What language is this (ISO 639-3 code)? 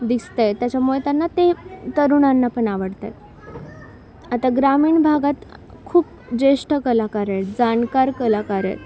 mar